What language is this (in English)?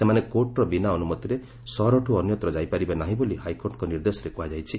Odia